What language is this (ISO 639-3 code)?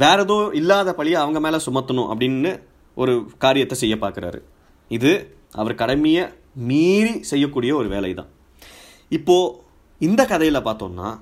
tam